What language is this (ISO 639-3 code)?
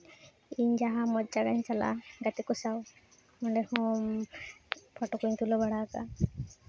sat